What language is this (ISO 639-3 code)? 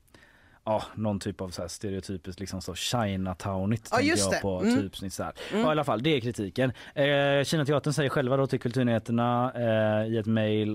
swe